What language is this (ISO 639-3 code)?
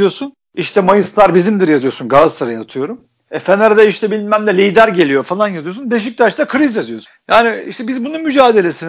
tur